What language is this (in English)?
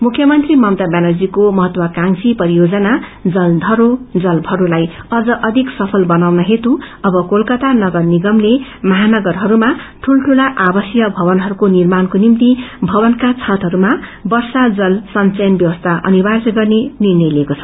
Nepali